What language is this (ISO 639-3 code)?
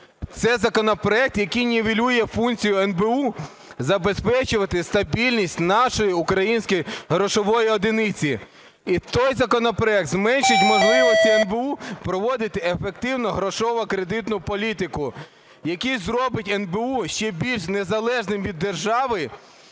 ukr